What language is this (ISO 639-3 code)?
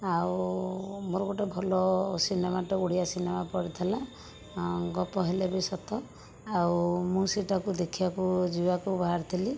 ori